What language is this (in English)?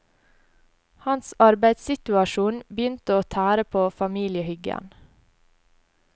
Norwegian